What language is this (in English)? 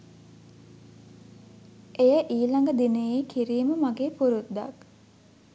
Sinhala